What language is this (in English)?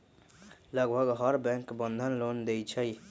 Magahi